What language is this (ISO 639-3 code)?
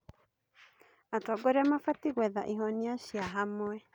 kik